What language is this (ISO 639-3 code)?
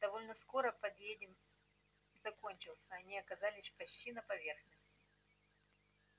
rus